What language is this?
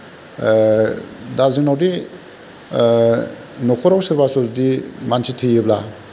Bodo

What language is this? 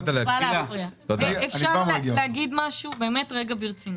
Hebrew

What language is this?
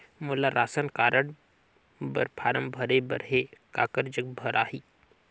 Chhattisgarhi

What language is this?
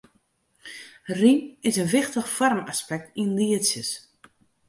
Western Frisian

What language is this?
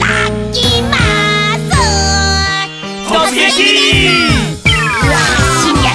Japanese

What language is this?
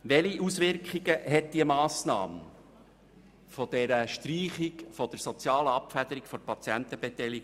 Swiss German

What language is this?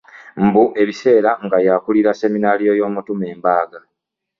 Ganda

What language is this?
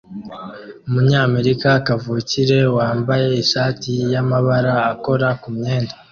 Kinyarwanda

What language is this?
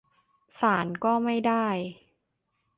Thai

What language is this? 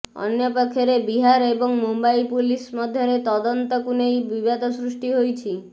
Odia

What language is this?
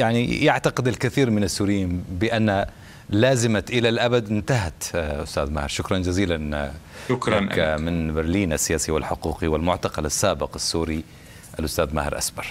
Arabic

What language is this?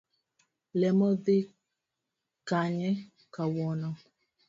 Luo (Kenya and Tanzania)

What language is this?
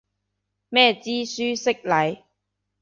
Cantonese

